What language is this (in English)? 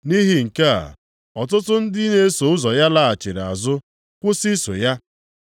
Igbo